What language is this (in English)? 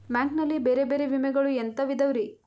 Kannada